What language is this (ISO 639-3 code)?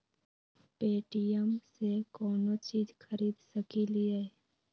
mag